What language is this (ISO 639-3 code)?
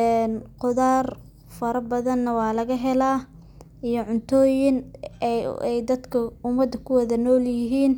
som